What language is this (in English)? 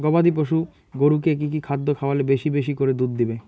Bangla